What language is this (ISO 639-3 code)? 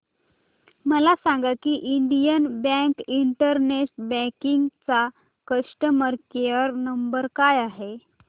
mar